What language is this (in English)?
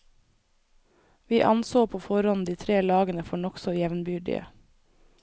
Norwegian